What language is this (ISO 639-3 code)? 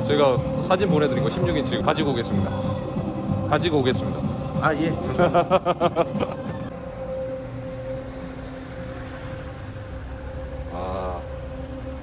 kor